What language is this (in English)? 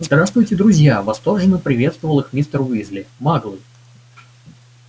Russian